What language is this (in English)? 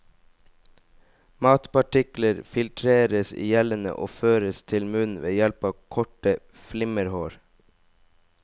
Norwegian